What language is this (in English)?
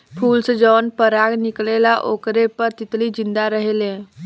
Bhojpuri